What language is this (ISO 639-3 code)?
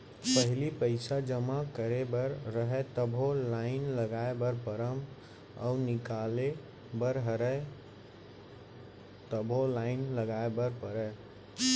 hne